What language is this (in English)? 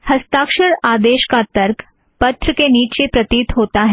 Hindi